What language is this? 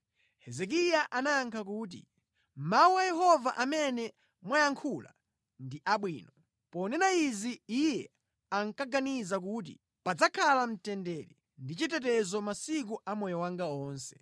Nyanja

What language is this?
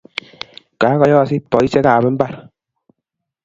Kalenjin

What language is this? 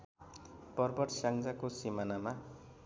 Nepali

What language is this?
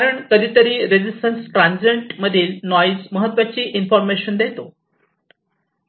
Marathi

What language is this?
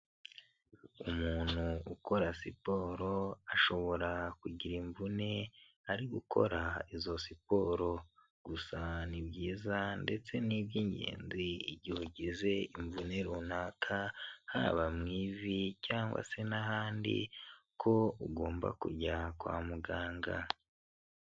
Kinyarwanda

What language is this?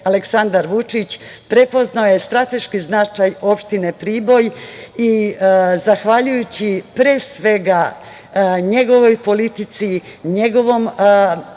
Serbian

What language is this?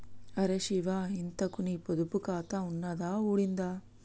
Telugu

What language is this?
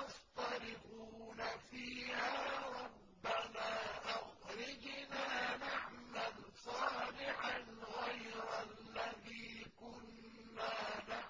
Arabic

